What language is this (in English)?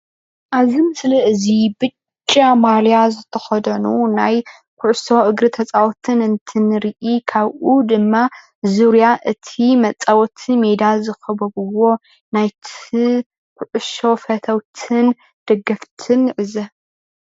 Tigrinya